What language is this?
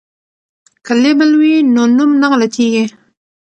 Pashto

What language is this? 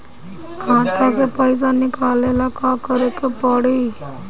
Bhojpuri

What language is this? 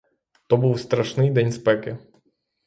Ukrainian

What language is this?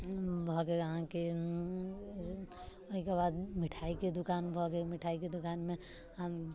Maithili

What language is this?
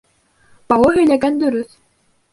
Bashkir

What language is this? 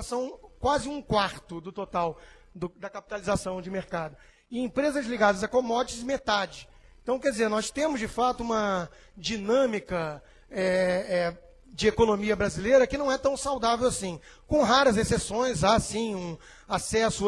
Portuguese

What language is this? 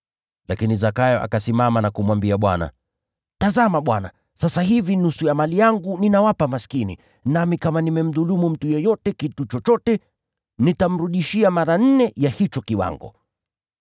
Swahili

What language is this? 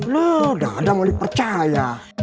Indonesian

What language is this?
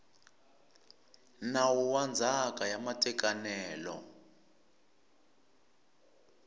Tsonga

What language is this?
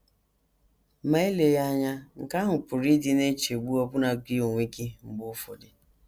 Igbo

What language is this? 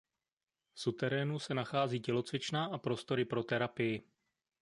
Czech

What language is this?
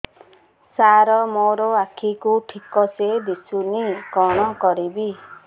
Odia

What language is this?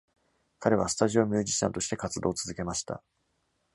Japanese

